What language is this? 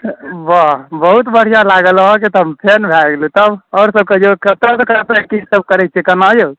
Maithili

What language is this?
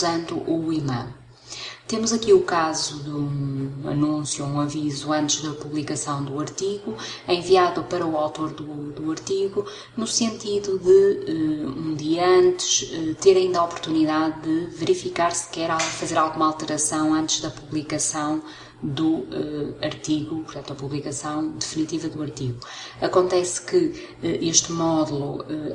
Portuguese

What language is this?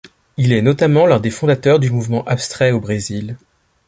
French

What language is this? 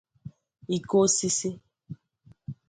Igbo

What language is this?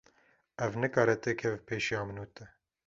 Kurdish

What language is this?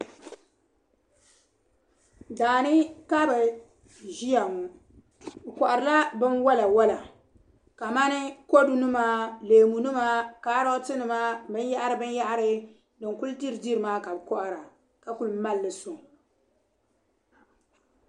Dagbani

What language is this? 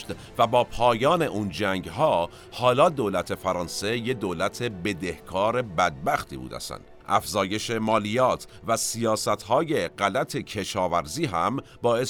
Persian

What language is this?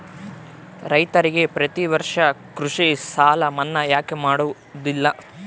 Kannada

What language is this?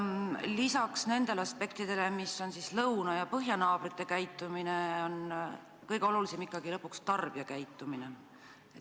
Estonian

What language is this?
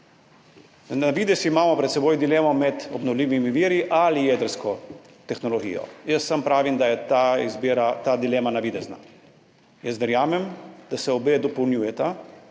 Slovenian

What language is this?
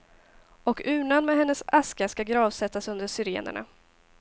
Swedish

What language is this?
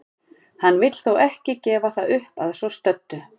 Icelandic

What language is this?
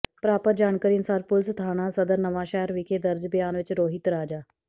Punjabi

